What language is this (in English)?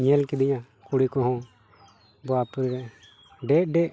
Santali